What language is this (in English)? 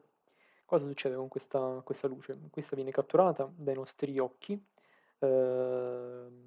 Italian